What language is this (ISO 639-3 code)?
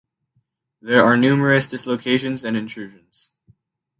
eng